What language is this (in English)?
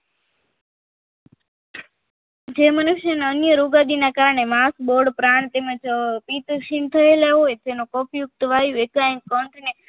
Gujarati